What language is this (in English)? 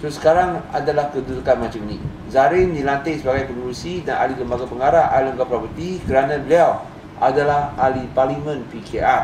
Malay